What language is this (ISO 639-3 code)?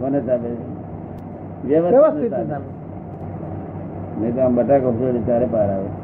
guj